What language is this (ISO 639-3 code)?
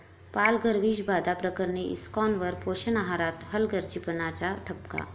mar